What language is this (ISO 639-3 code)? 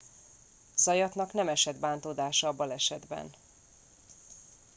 hun